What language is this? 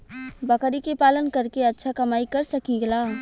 Bhojpuri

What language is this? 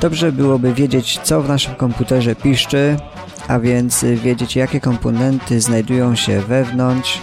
Polish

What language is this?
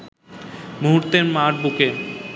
Bangla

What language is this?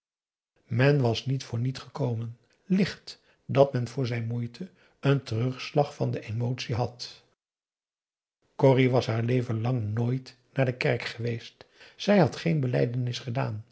Dutch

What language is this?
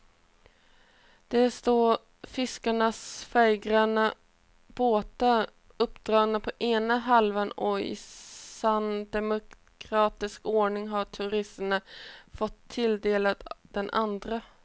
Swedish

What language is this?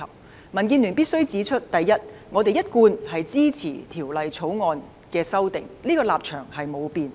Cantonese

